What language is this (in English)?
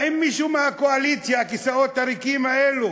Hebrew